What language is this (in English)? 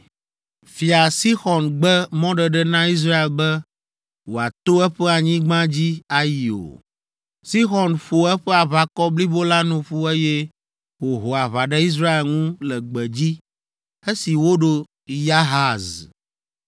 Ewe